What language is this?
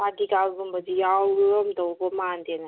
Manipuri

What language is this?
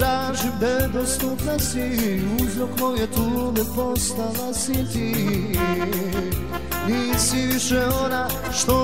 Arabic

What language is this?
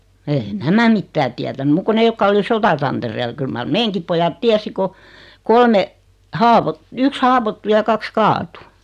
Finnish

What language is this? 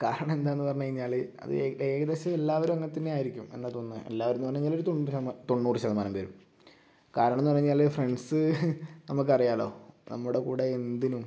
Malayalam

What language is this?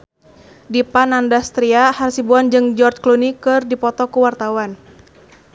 Sundanese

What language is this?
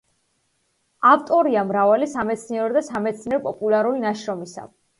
Georgian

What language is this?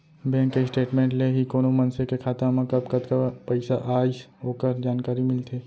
Chhattisgarhi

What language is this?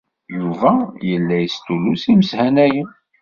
Kabyle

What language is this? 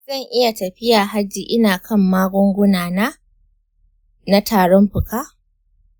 Hausa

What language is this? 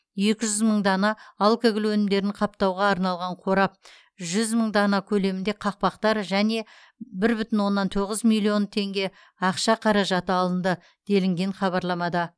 Kazakh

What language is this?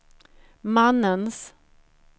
Swedish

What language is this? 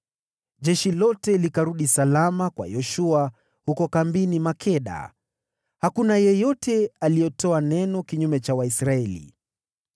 Swahili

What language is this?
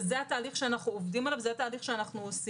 Hebrew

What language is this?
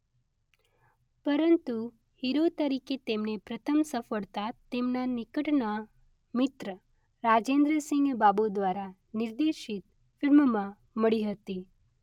Gujarati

